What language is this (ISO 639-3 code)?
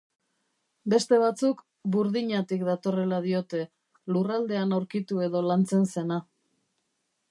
eus